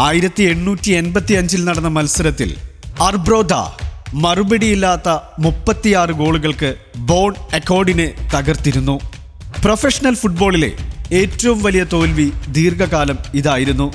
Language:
Malayalam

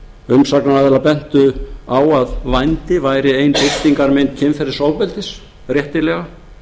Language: Icelandic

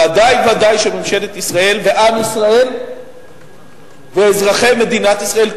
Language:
Hebrew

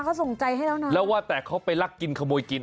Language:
Thai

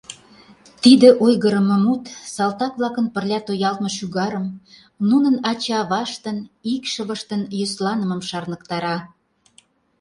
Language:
Mari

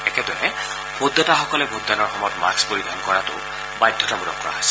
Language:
Assamese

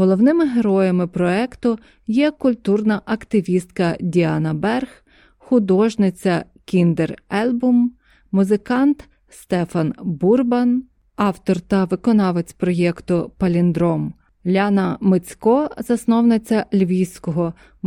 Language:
Ukrainian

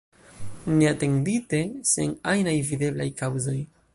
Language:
Esperanto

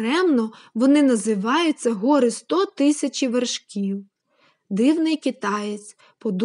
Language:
Ukrainian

